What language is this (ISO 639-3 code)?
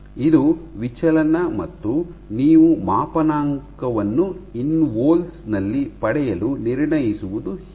kan